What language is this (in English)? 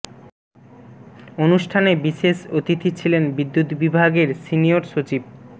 Bangla